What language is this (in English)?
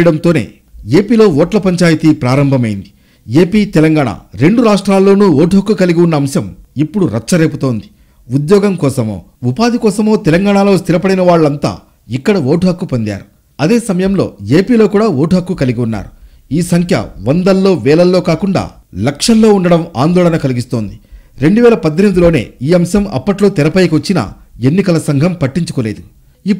Telugu